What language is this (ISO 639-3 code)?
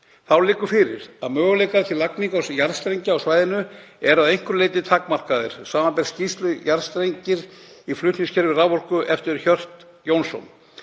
isl